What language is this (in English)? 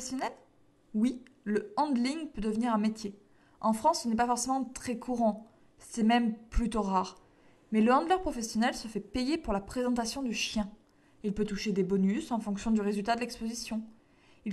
French